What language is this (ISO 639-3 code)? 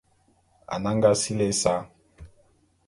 bum